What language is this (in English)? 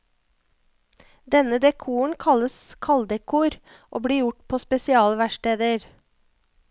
Norwegian